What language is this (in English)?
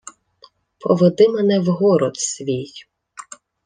Ukrainian